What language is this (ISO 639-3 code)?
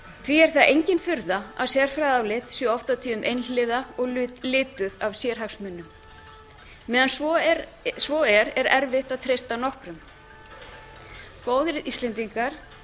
isl